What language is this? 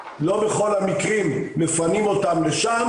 Hebrew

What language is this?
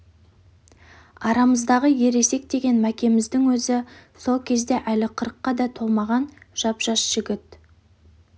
Kazakh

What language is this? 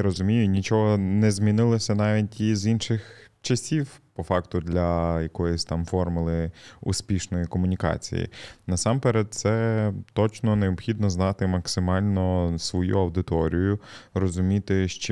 Ukrainian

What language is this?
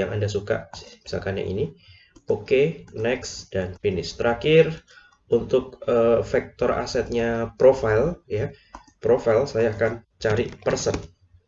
Indonesian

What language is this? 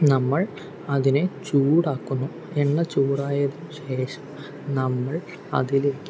Malayalam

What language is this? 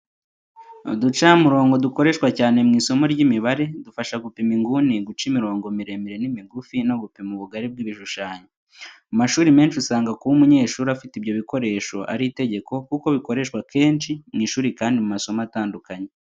Kinyarwanda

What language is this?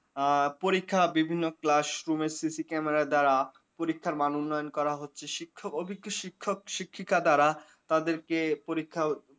Bangla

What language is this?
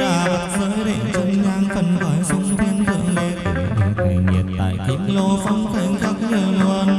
Vietnamese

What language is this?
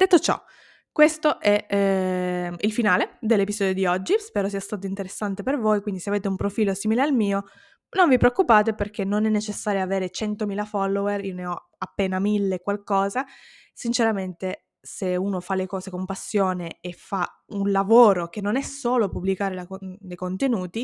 Italian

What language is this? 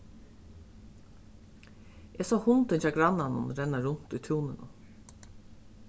Faroese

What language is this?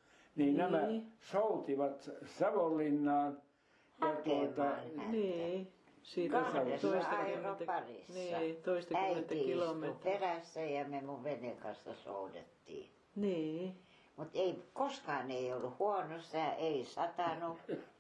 Finnish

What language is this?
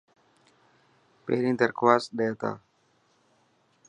Dhatki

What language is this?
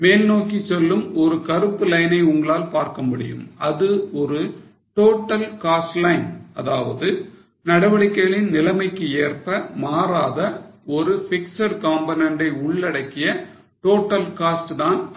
Tamil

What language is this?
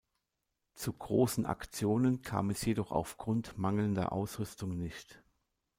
German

